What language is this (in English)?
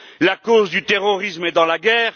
French